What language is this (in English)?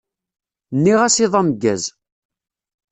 Kabyle